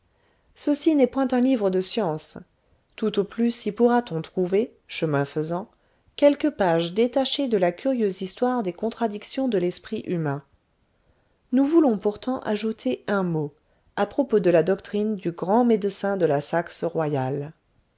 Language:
French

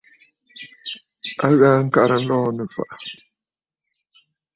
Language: Bafut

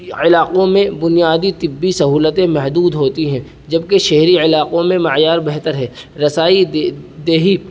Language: Urdu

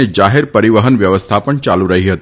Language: Gujarati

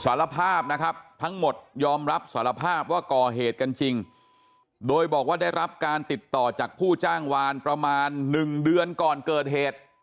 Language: Thai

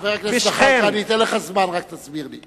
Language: Hebrew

